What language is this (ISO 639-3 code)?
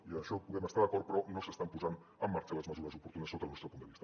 cat